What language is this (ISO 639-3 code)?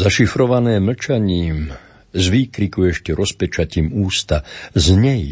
slk